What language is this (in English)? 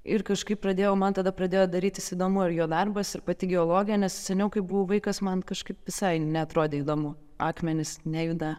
Lithuanian